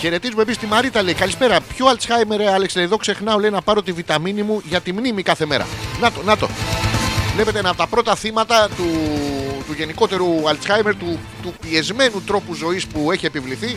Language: Greek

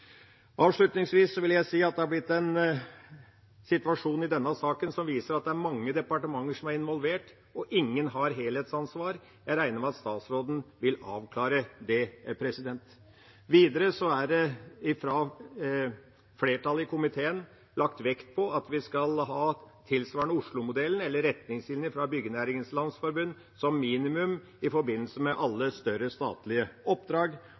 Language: Norwegian Bokmål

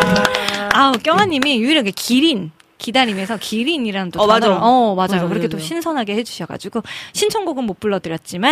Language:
Korean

